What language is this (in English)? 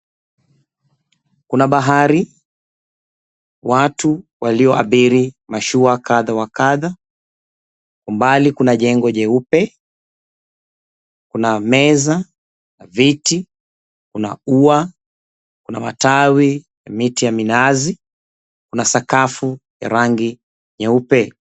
Swahili